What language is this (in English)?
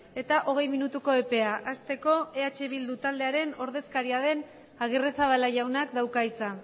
Basque